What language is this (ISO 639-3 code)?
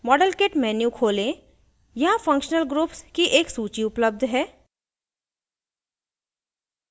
hin